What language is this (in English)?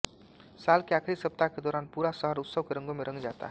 Hindi